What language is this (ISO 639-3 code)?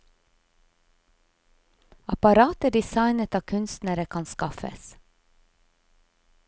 nor